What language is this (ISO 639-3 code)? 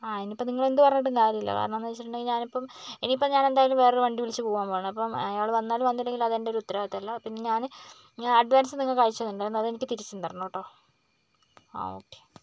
mal